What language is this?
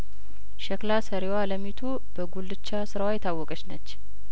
Amharic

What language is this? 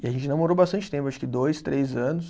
Portuguese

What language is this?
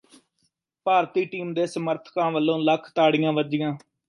Punjabi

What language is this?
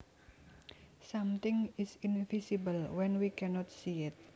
Javanese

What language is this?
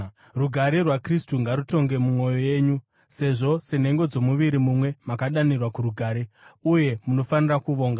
Shona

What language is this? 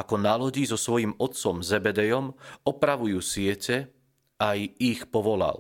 Slovak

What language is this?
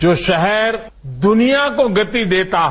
Hindi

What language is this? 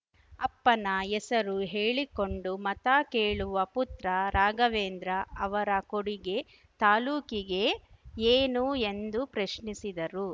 Kannada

